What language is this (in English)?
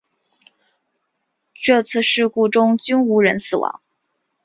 Chinese